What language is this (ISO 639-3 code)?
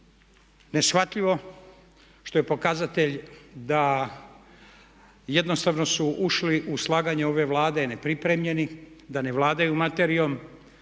hrv